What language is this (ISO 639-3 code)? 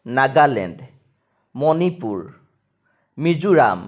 asm